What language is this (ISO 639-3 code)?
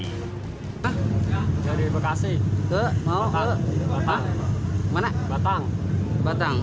ind